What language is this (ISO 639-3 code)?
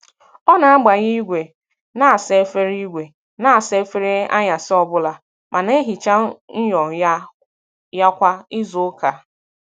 ibo